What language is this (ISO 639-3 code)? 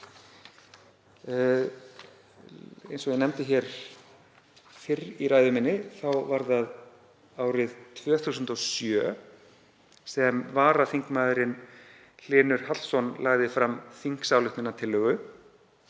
isl